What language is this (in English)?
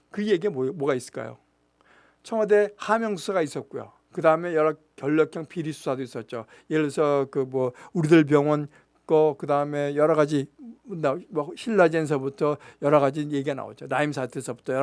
Korean